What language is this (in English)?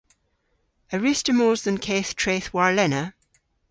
Cornish